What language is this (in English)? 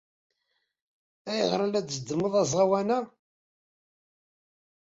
Kabyle